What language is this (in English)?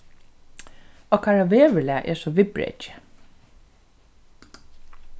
Faroese